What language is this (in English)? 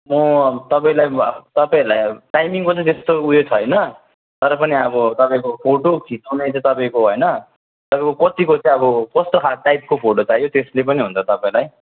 Nepali